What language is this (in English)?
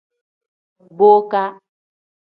Tem